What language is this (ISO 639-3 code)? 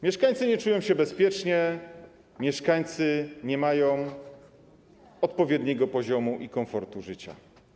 pol